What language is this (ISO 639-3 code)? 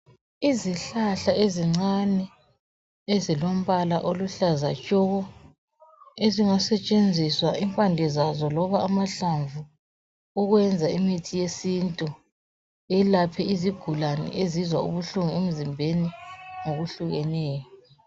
nde